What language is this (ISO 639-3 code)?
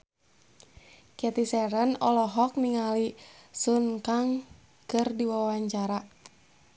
sun